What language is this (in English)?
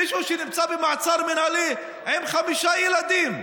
Hebrew